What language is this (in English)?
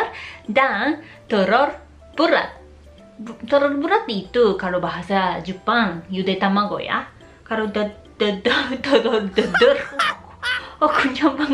Indonesian